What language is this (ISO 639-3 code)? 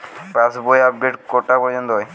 ben